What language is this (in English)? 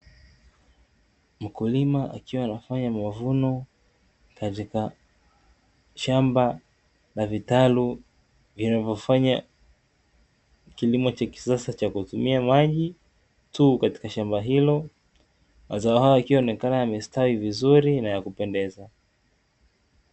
Swahili